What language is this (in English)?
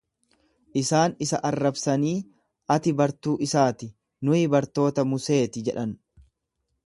Oromo